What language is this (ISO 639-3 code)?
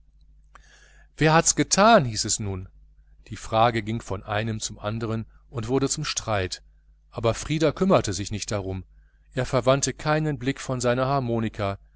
deu